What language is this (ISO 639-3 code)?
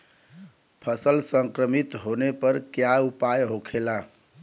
bho